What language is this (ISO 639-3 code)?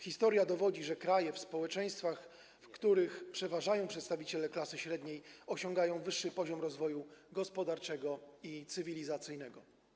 pol